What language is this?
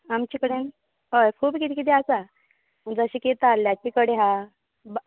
Konkani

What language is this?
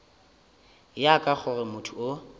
Northern Sotho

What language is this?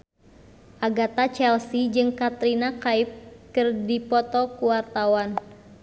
Sundanese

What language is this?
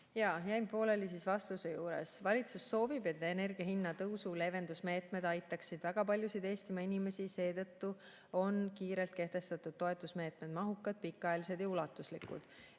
Estonian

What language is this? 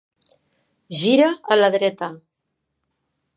Catalan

